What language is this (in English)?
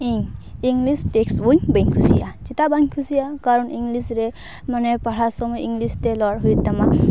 Santali